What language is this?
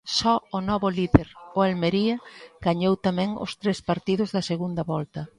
Galician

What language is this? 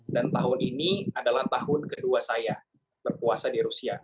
Indonesian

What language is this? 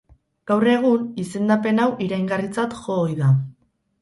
Basque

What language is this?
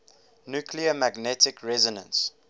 English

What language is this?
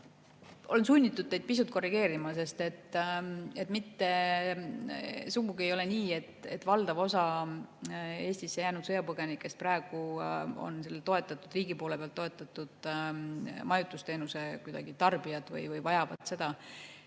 Estonian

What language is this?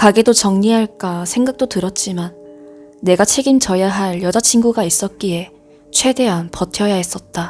Korean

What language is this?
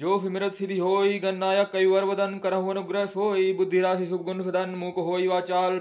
Hindi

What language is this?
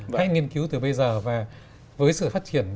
Vietnamese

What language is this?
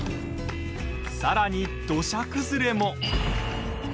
Japanese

